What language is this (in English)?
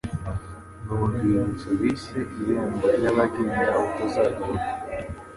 Kinyarwanda